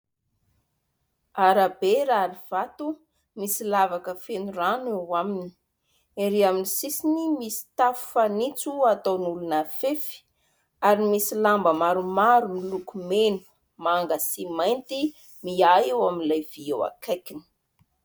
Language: Malagasy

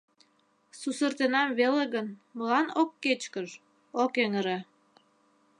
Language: Mari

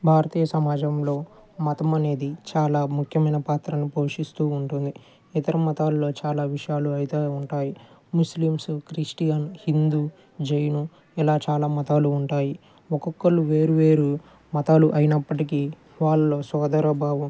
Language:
Telugu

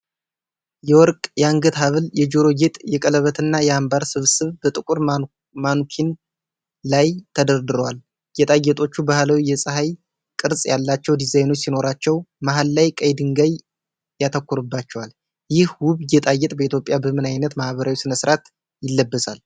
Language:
Amharic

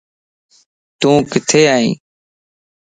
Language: Lasi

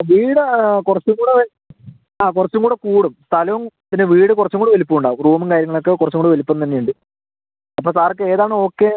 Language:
Malayalam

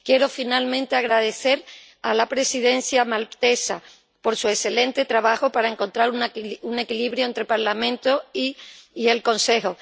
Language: Spanish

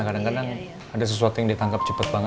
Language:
Indonesian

